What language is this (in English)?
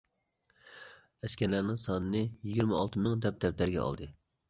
Uyghur